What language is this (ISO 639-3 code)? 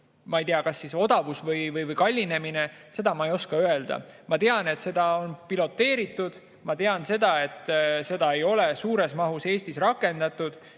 est